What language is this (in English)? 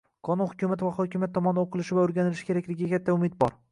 Uzbek